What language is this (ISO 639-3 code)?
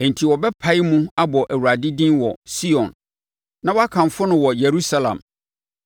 aka